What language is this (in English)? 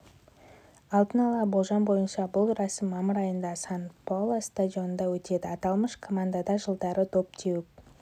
Kazakh